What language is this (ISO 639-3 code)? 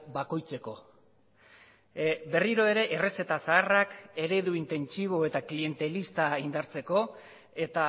eus